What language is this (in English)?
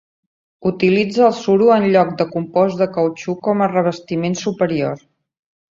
Catalan